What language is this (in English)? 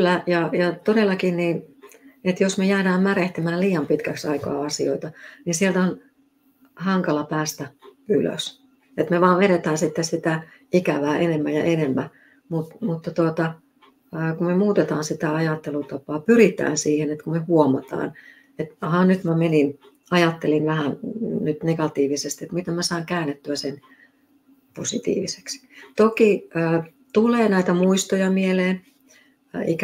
Finnish